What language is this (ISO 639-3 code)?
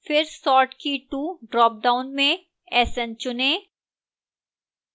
hin